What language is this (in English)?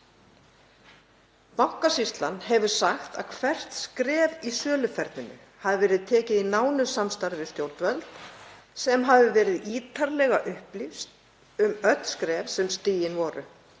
Icelandic